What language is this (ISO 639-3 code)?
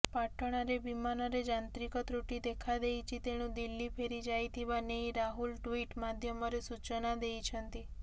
ori